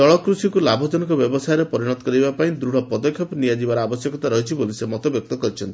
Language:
Odia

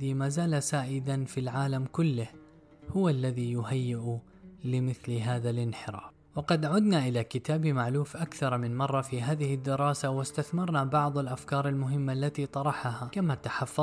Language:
Arabic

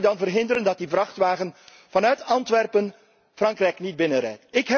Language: Dutch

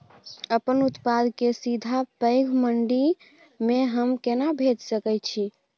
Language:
Maithili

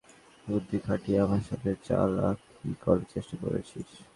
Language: Bangla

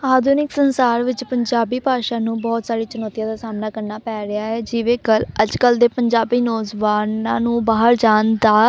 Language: Punjabi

